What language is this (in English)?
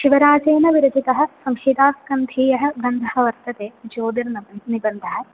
Sanskrit